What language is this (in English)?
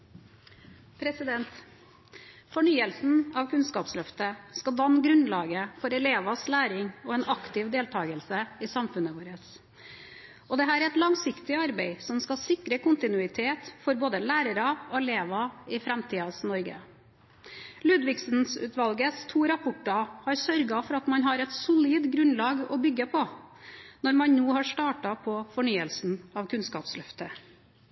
Norwegian Bokmål